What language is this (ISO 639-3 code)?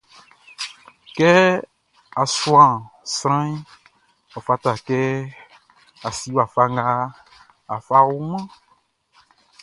bci